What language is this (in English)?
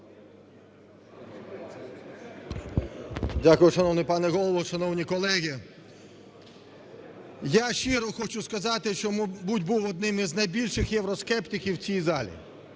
Ukrainian